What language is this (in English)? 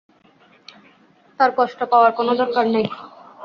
Bangla